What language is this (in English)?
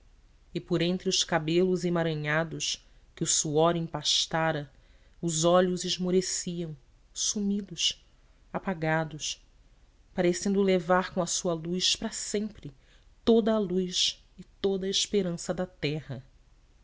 Portuguese